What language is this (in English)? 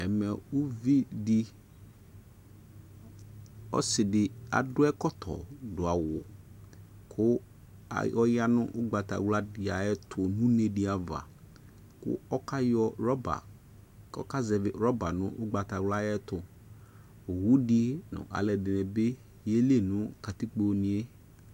Ikposo